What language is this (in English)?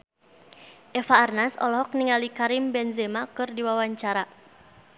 Sundanese